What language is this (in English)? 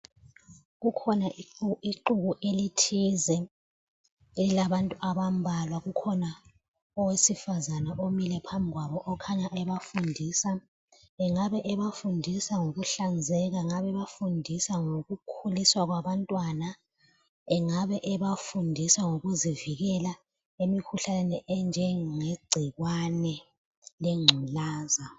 North Ndebele